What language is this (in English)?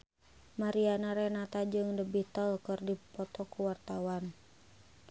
Sundanese